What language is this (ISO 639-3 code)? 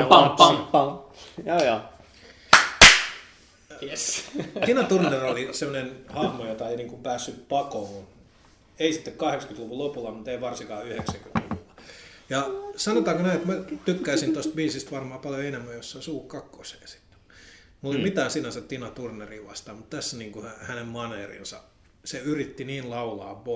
fin